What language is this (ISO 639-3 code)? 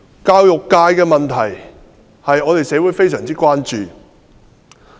yue